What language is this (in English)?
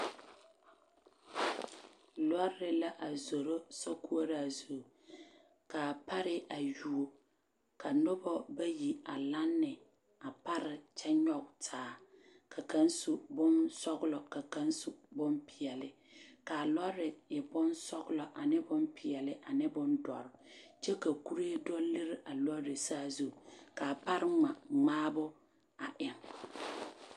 Southern Dagaare